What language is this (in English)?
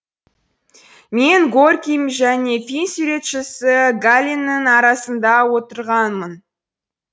Kazakh